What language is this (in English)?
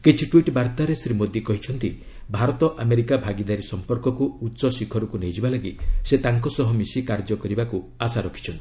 Odia